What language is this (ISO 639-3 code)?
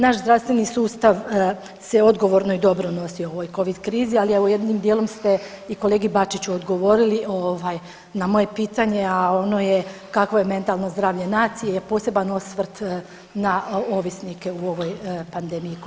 hrv